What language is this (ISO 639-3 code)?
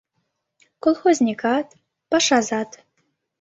chm